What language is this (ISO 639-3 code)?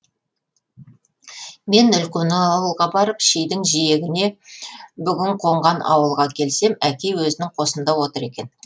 kaz